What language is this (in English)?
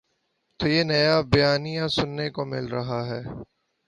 Urdu